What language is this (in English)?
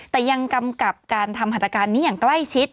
Thai